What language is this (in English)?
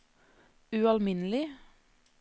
Norwegian